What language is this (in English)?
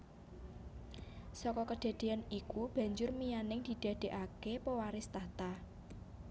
Javanese